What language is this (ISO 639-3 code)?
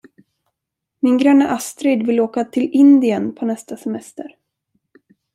swe